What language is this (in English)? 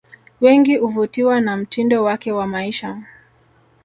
Swahili